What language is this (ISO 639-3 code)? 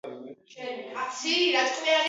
kat